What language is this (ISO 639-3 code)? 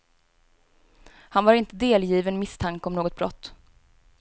swe